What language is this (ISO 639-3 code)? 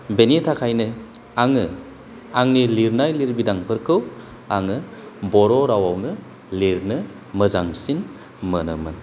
brx